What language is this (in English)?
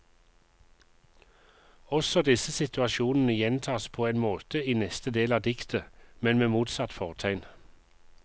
Norwegian